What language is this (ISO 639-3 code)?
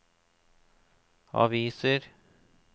nor